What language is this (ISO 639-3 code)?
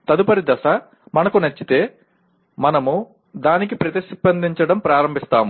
tel